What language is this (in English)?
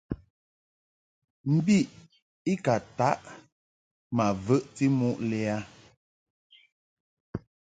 Mungaka